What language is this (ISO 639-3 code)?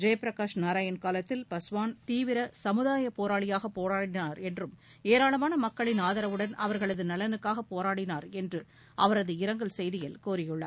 tam